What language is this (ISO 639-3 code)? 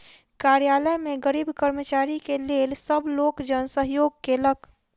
mai